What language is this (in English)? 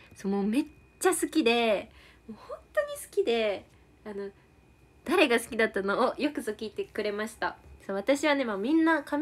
Japanese